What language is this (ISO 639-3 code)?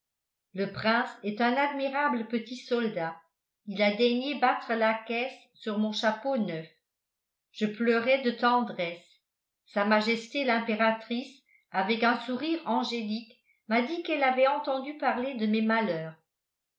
fra